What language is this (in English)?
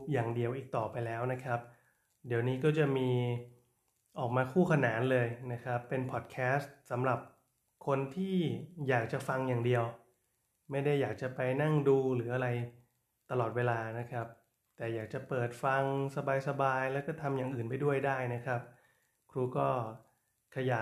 Thai